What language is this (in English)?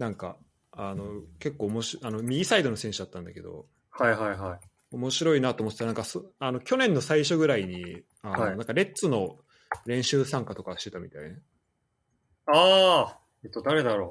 Japanese